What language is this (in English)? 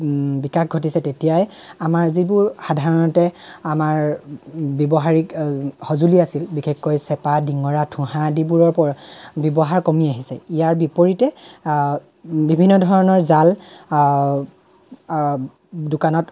Assamese